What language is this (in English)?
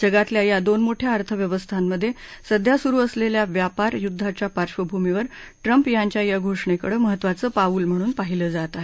Marathi